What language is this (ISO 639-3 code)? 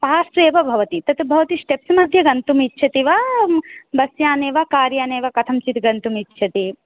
san